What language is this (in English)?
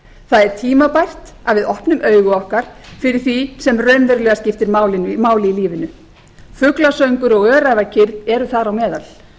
Icelandic